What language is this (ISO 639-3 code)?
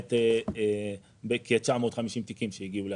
heb